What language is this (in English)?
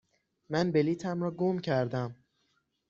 Persian